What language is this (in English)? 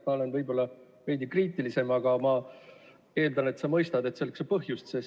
Estonian